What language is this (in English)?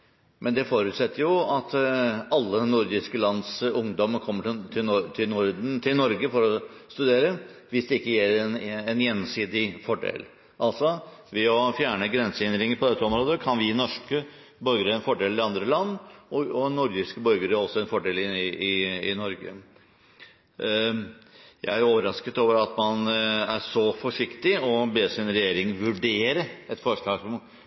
Norwegian Bokmål